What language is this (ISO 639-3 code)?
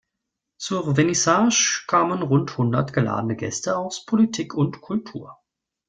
deu